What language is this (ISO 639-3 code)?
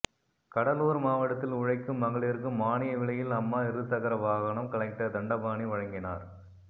tam